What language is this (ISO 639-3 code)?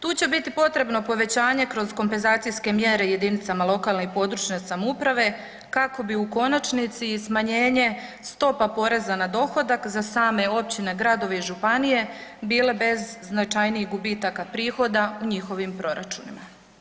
hrv